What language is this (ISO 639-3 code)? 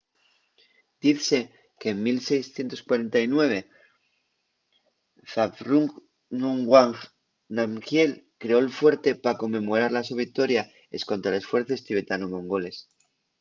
ast